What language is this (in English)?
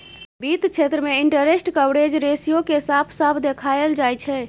Maithili